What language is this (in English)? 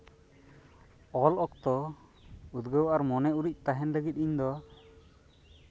Santali